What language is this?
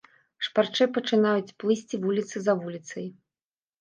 Belarusian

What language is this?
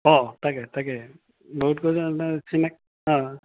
Assamese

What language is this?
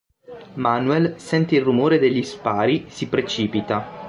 Italian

